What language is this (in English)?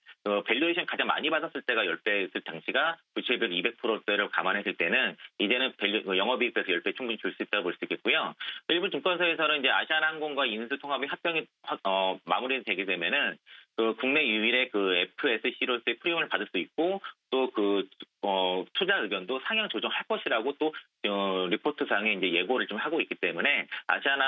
Korean